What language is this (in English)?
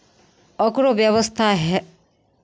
Maithili